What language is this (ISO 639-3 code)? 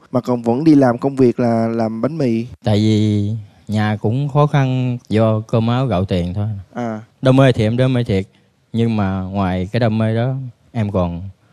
vie